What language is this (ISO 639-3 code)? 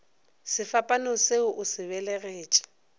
nso